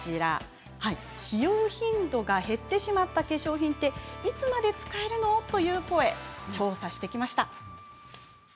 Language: Japanese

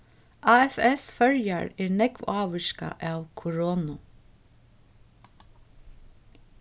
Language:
Faroese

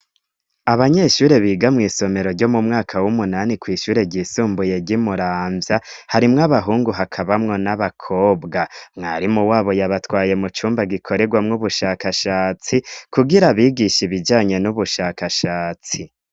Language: Rundi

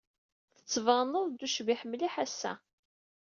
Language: Kabyle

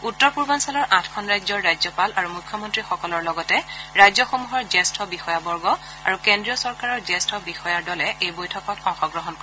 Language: Assamese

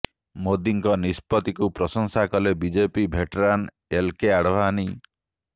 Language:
Odia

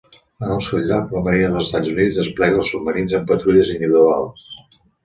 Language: Catalan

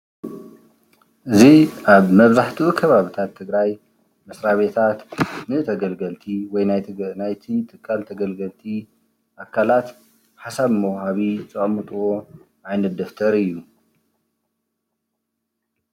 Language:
Tigrinya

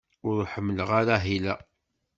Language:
Kabyle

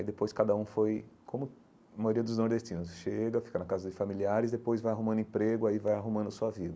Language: Portuguese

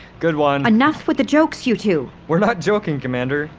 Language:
English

